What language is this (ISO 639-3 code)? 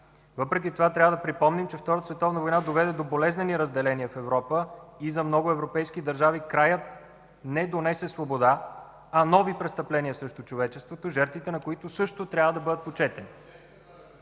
bul